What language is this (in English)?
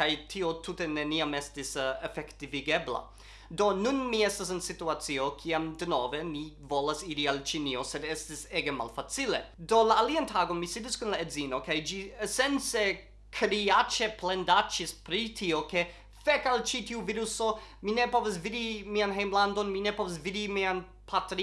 Italian